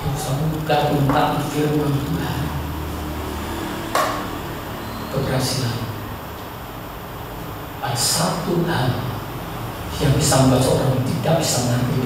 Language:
Indonesian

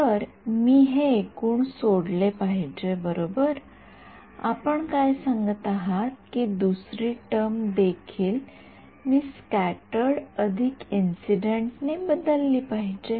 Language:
Marathi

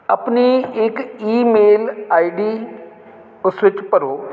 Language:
Punjabi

